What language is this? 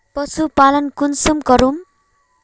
Magahi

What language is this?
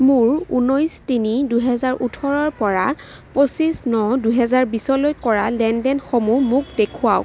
Assamese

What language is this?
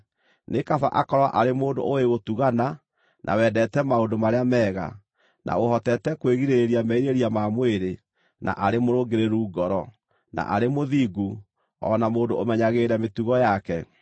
Kikuyu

